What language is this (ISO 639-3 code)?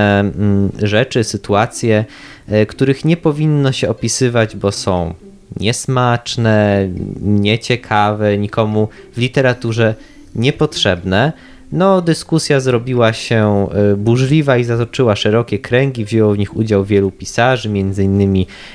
pol